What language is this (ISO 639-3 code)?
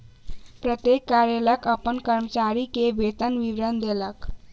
mai